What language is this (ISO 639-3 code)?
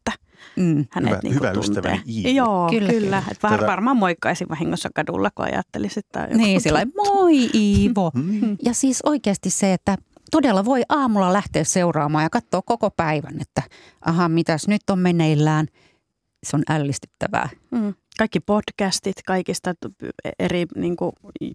fin